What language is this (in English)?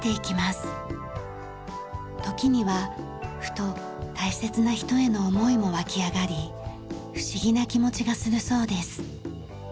Japanese